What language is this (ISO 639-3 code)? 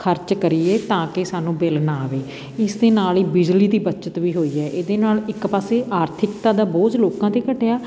pan